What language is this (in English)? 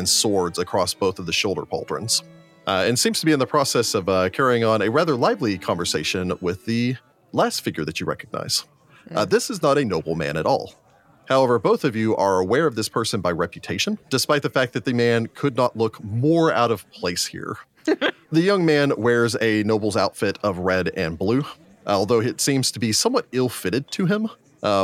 English